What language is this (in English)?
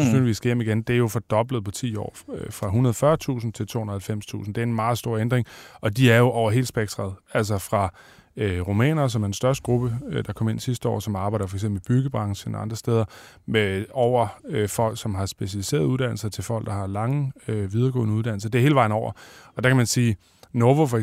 Danish